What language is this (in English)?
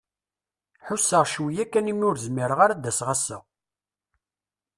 Kabyle